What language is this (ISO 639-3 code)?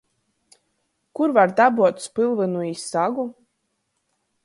ltg